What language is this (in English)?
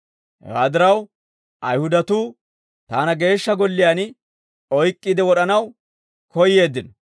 Dawro